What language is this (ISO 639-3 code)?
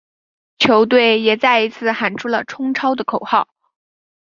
zho